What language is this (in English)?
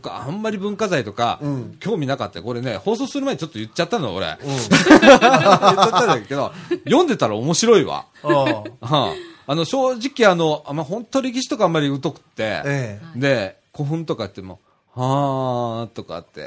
Japanese